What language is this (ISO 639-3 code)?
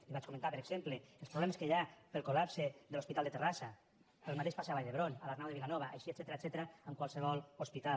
cat